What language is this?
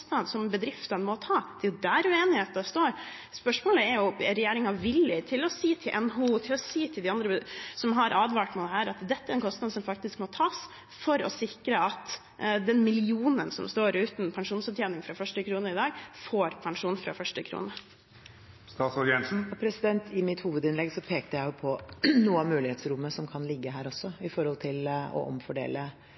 Norwegian Bokmål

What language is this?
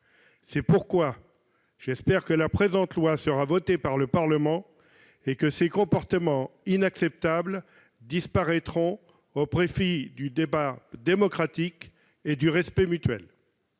French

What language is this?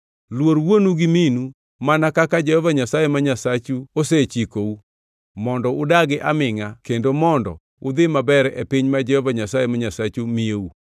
Luo (Kenya and Tanzania)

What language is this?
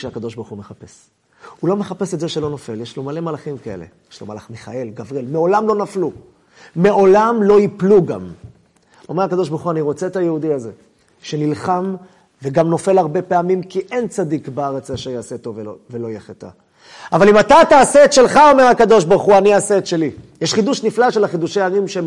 Hebrew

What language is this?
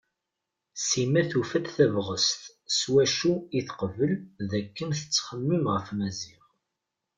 Kabyle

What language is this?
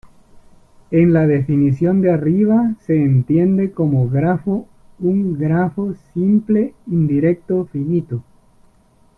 Spanish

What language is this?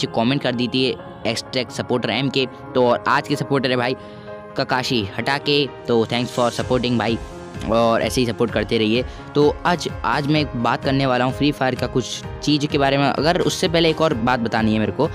Hindi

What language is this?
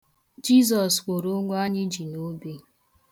Igbo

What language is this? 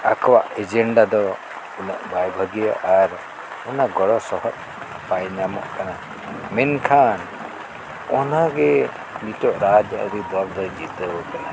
Santali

